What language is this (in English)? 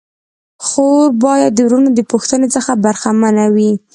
Pashto